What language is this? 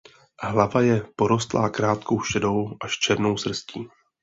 Czech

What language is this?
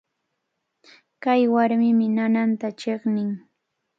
Cajatambo North Lima Quechua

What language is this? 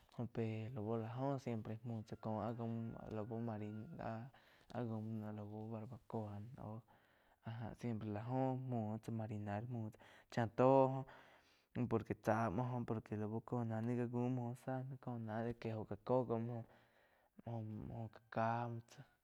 Quiotepec Chinantec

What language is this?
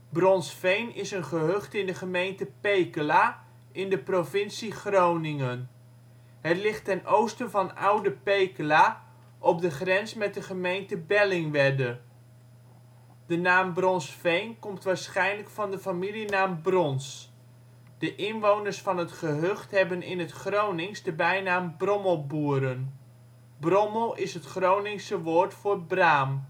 Dutch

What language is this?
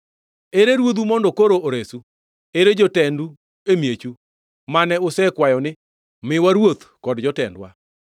Luo (Kenya and Tanzania)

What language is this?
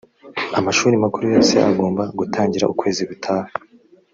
Kinyarwanda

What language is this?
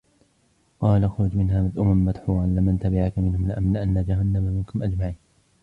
Arabic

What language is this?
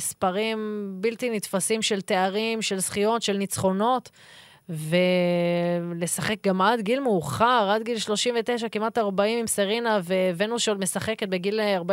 Hebrew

